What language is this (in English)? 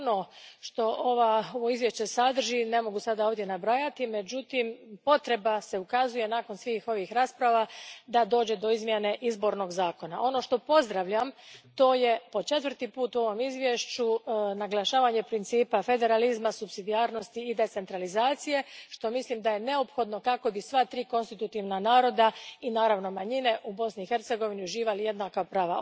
Croatian